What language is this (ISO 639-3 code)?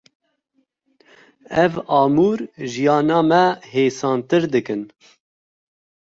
kur